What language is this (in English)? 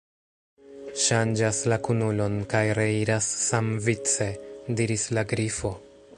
Esperanto